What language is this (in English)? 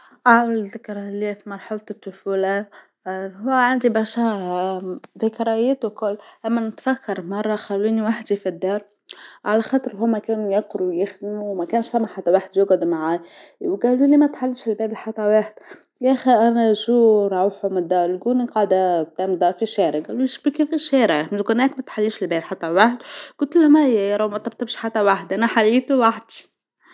Tunisian Arabic